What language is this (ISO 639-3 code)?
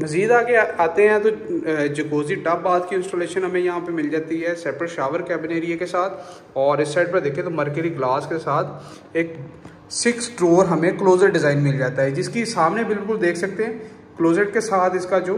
hin